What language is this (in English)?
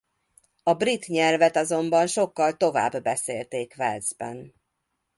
Hungarian